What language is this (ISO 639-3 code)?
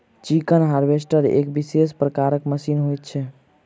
mai